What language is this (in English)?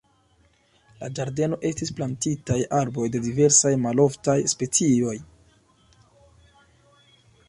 Esperanto